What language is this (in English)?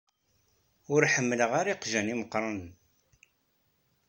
Kabyle